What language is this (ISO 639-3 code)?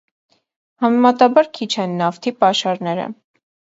hye